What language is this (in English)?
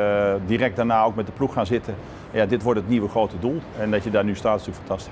Dutch